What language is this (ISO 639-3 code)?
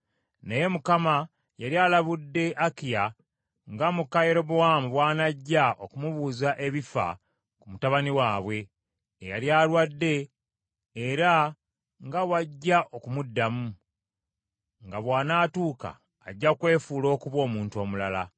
lug